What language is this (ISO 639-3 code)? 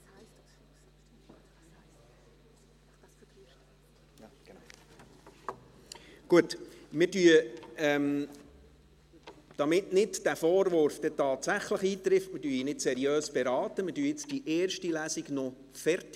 gsw